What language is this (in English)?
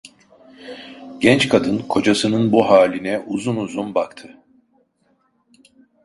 Turkish